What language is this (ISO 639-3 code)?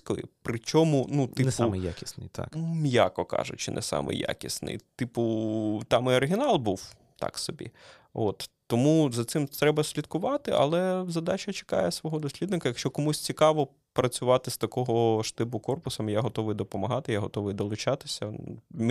ukr